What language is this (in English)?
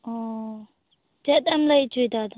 Santali